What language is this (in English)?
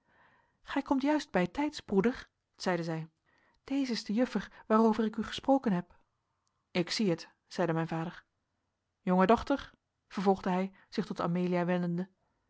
Dutch